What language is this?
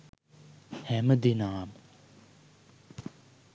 Sinhala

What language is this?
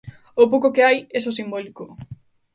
Galician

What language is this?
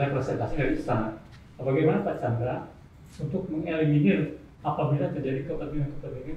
Indonesian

